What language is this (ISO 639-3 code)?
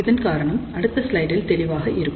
tam